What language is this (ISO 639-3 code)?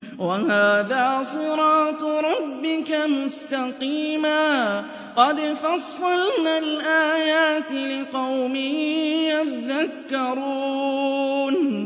ara